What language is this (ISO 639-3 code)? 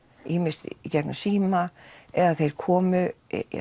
isl